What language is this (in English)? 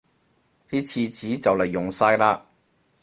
Cantonese